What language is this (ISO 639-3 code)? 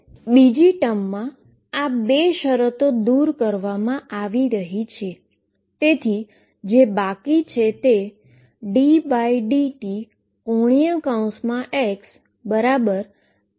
guj